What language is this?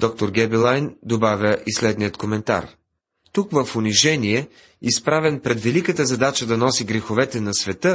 Bulgarian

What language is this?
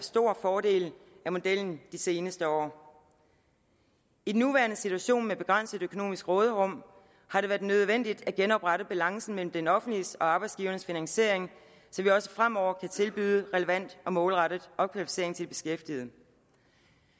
Danish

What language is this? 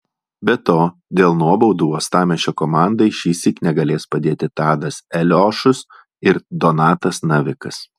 Lithuanian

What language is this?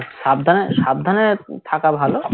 Bangla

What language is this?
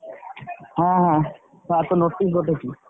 Odia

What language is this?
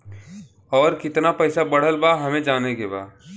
Bhojpuri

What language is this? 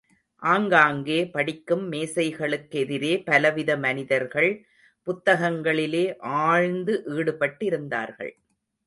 Tamil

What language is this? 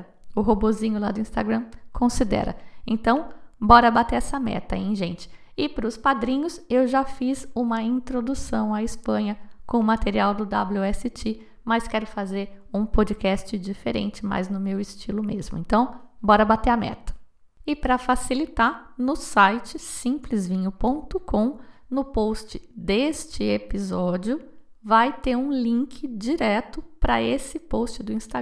Portuguese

